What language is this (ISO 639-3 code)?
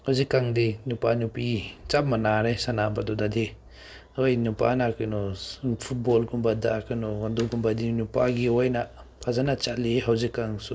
mni